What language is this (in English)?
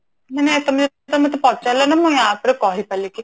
Odia